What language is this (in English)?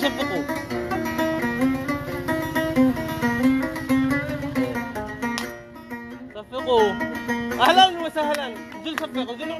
Arabic